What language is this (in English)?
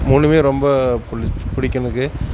Tamil